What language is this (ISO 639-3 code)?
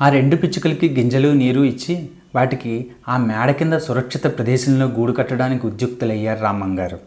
tel